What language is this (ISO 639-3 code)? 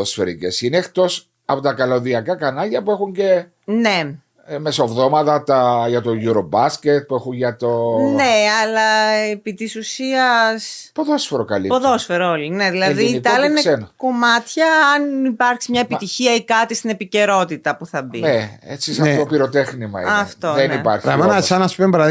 ell